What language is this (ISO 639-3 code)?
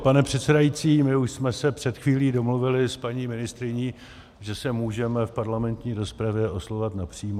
ces